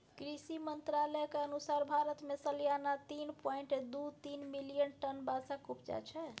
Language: Maithili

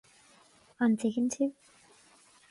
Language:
Irish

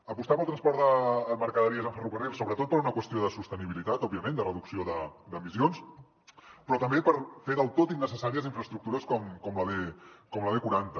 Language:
Catalan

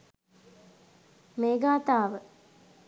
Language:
Sinhala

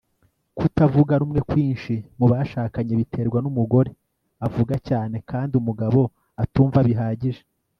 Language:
Kinyarwanda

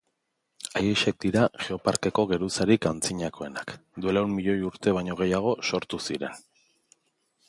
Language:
Basque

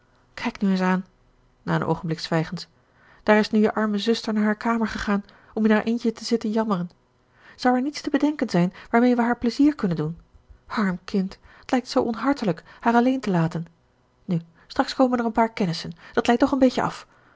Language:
Dutch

